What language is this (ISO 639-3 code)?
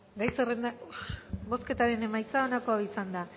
eus